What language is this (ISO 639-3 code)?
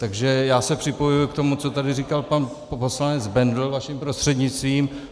ces